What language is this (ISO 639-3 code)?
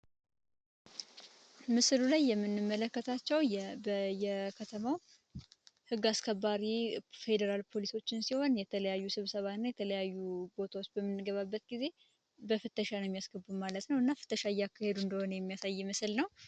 amh